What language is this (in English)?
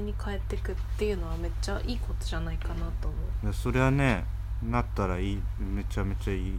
Japanese